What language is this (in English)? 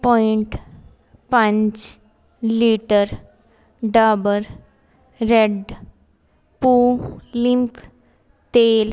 Punjabi